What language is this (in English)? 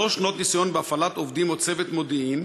Hebrew